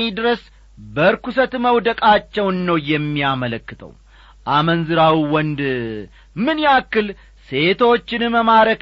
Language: Amharic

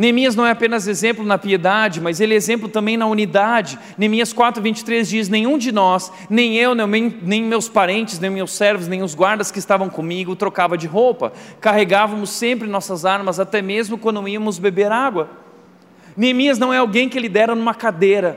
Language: Portuguese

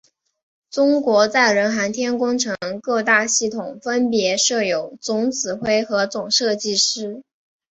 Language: Chinese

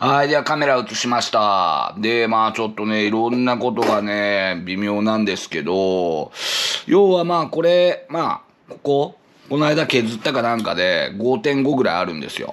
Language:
Japanese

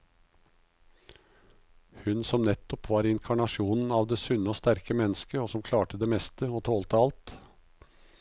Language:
Norwegian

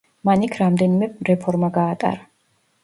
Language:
Georgian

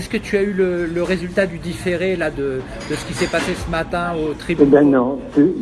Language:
French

